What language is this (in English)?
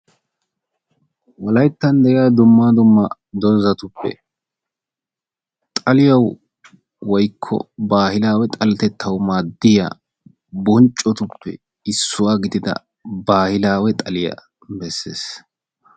Wolaytta